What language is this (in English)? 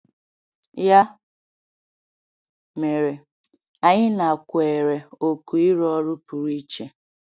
Igbo